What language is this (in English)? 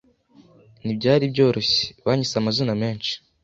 Kinyarwanda